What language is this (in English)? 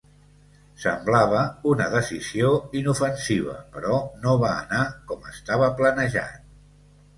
Catalan